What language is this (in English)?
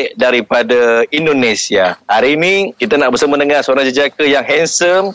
Malay